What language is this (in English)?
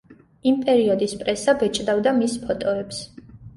Georgian